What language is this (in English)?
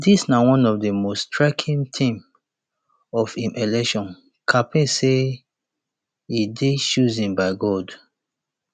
Nigerian Pidgin